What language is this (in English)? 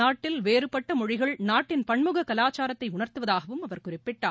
Tamil